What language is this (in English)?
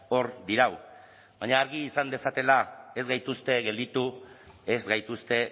Basque